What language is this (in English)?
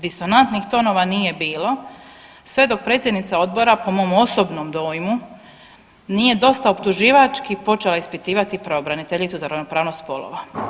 Croatian